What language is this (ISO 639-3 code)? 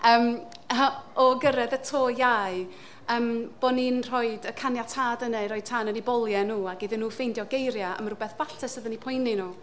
cym